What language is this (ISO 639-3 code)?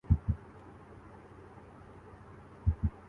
urd